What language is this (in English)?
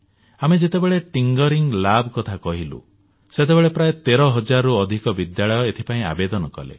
Odia